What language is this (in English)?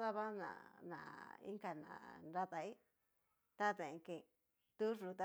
Cacaloxtepec Mixtec